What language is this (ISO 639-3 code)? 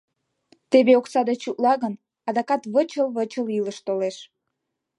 chm